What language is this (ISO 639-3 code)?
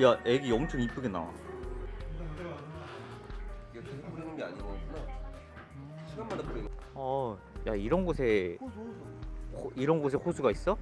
kor